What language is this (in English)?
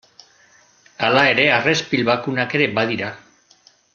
Basque